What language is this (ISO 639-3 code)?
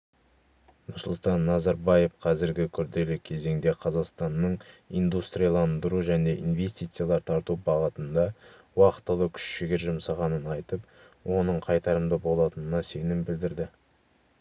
kaz